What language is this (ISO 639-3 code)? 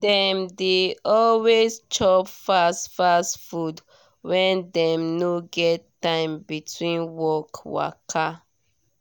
pcm